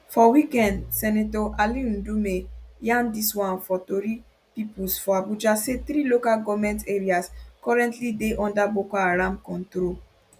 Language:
Nigerian Pidgin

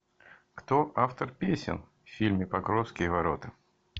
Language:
Russian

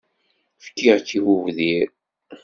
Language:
Kabyle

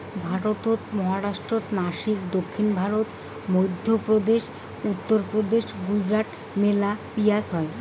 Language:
Bangla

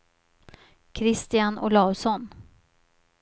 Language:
Swedish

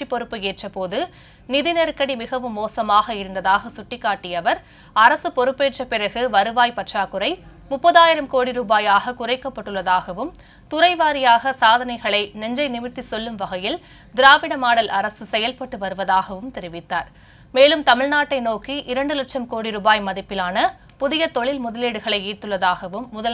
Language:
Romanian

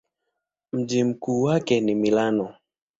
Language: Swahili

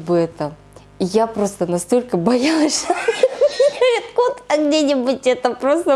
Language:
Russian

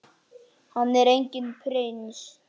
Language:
Icelandic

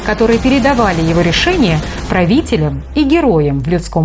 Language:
Russian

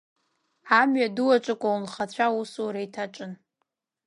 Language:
Abkhazian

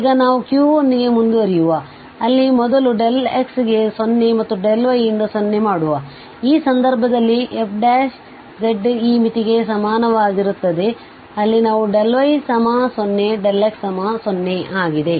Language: Kannada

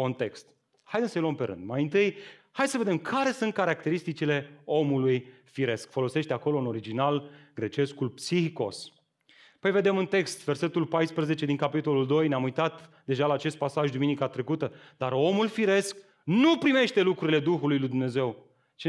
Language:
Romanian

